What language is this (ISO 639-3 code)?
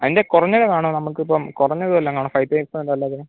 mal